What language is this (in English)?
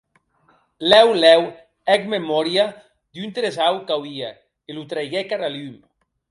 Occitan